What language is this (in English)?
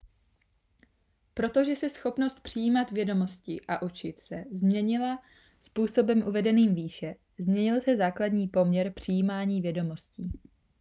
Czech